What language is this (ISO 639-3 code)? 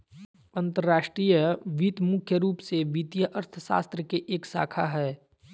mag